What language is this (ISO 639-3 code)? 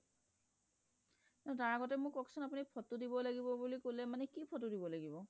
asm